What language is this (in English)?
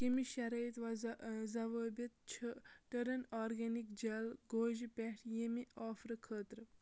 Kashmiri